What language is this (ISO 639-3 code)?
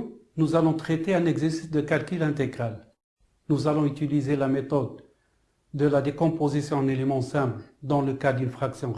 fra